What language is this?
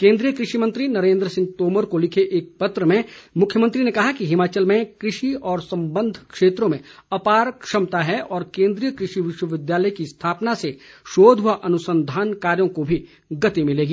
Hindi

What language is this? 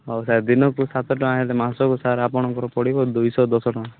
Odia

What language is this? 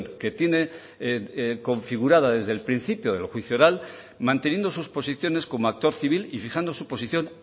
Spanish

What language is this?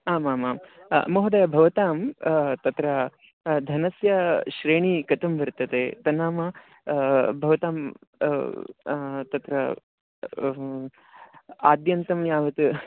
Sanskrit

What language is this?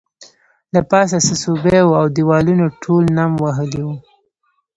Pashto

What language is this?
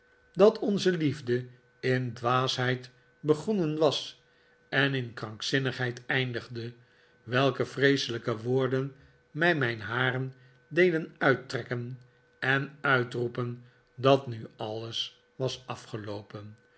Dutch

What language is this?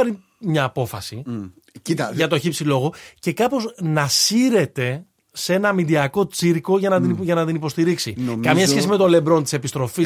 Greek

